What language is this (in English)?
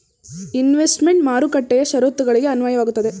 Kannada